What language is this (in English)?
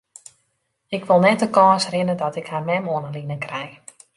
Western Frisian